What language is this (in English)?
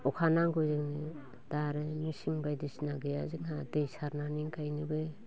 Bodo